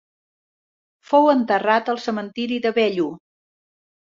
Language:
Catalan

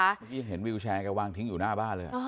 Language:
Thai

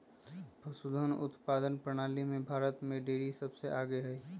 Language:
Magahi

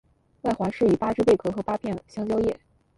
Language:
Chinese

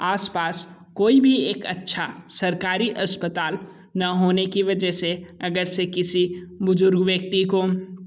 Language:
Hindi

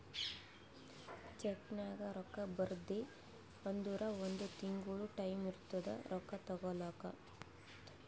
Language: Kannada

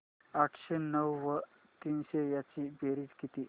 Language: Marathi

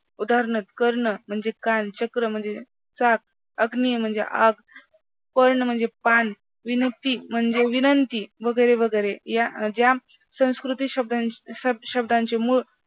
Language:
Marathi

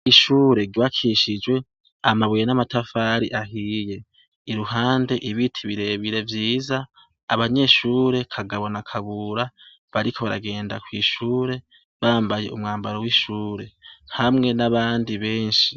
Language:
Rundi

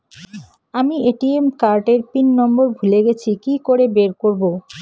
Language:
Bangla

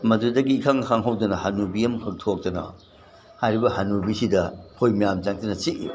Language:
Manipuri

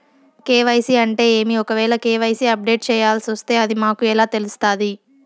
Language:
Telugu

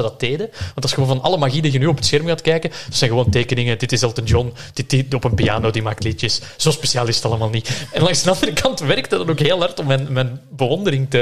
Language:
Dutch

